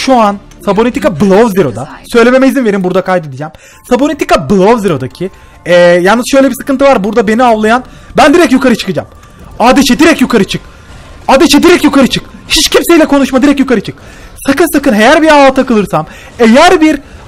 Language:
Turkish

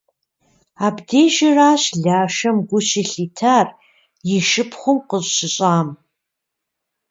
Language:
Kabardian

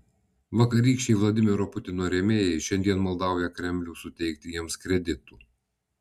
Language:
Lithuanian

